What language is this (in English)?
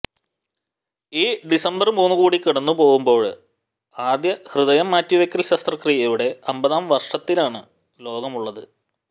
Malayalam